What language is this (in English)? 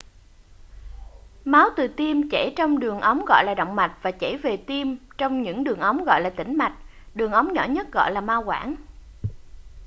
Vietnamese